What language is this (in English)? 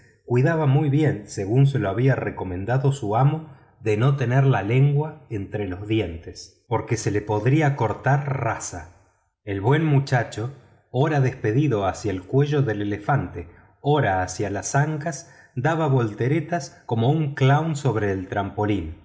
Spanish